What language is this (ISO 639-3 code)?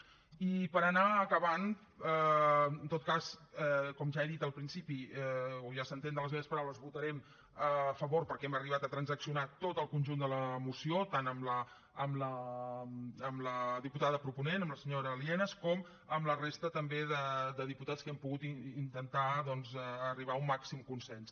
cat